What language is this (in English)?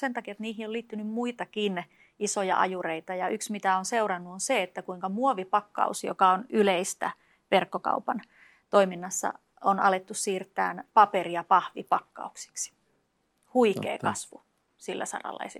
Finnish